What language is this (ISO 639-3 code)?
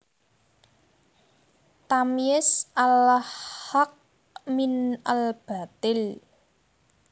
jav